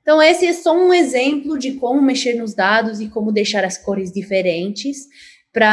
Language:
Portuguese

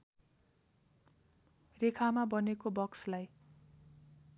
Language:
Nepali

